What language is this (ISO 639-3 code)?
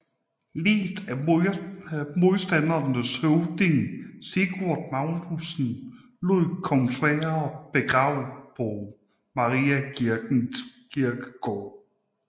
dan